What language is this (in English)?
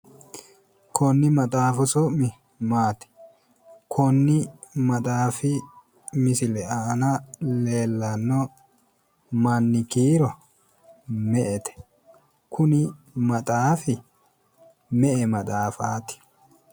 Sidamo